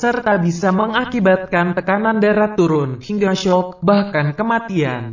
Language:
Indonesian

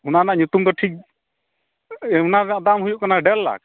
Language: Santali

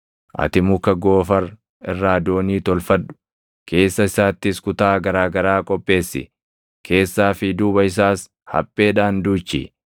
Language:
Oromo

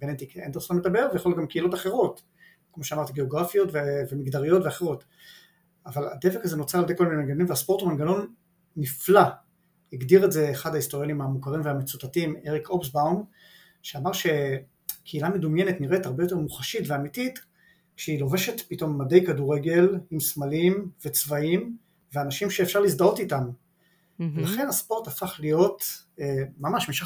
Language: Hebrew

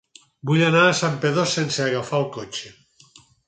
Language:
Catalan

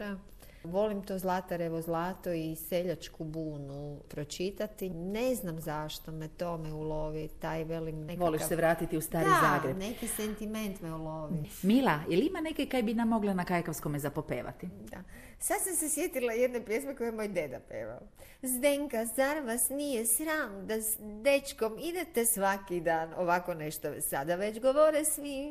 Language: Croatian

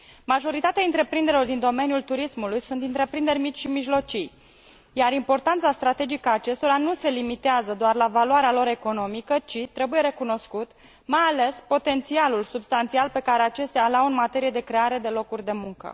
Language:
Romanian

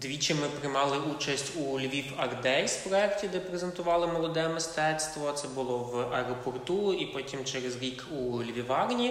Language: Ukrainian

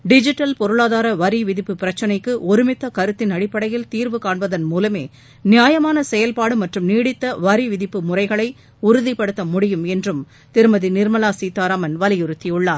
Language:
Tamil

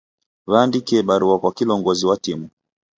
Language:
Taita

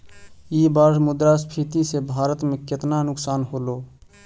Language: Magahi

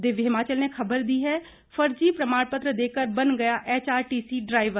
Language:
Hindi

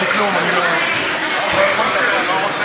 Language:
Hebrew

